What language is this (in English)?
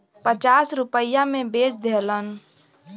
Bhojpuri